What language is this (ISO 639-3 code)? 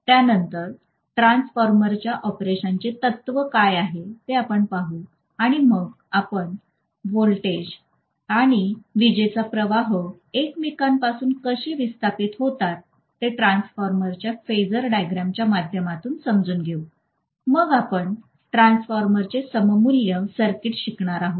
mar